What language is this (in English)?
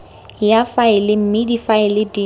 Tswana